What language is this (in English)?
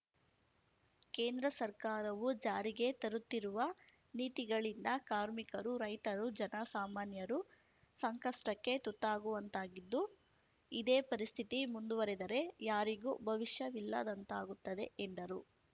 Kannada